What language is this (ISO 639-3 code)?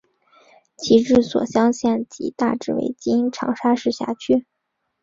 zho